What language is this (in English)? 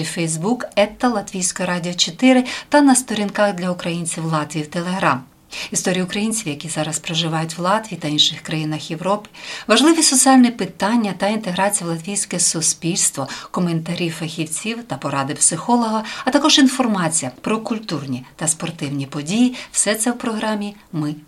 Ukrainian